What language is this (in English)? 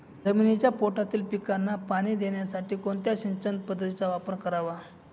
Marathi